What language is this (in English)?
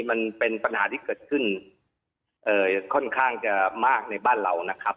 Thai